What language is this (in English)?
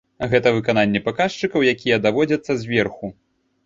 Belarusian